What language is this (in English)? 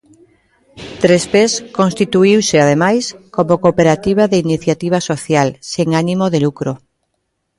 Galician